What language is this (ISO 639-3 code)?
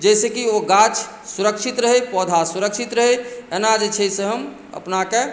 mai